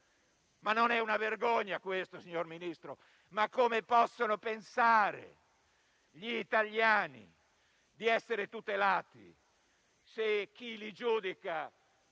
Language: Italian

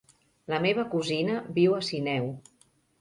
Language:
Catalan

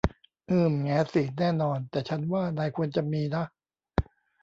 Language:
Thai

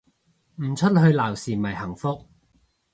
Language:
Cantonese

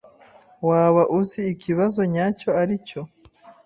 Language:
Kinyarwanda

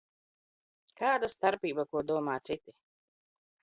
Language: Latvian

